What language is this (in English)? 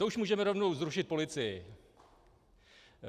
Czech